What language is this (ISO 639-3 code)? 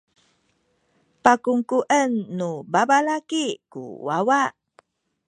szy